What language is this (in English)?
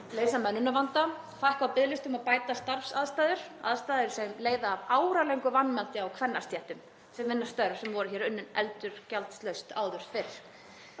Icelandic